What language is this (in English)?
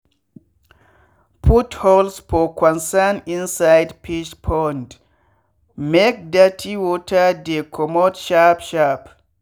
Nigerian Pidgin